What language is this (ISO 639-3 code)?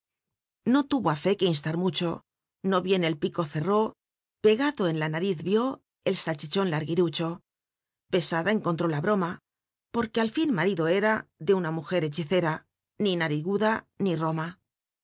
spa